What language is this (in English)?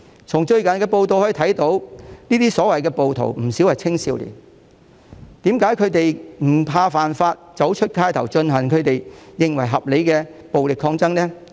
Cantonese